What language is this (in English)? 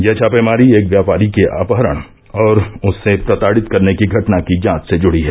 Hindi